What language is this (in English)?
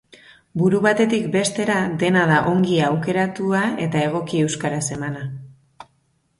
Basque